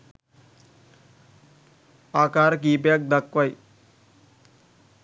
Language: Sinhala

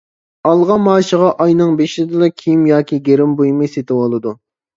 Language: Uyghur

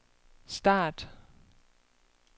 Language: Danish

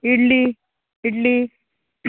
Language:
Konkani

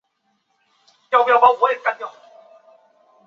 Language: Chinese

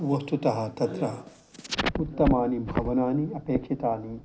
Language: Sanskrit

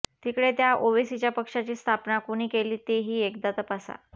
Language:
Marathi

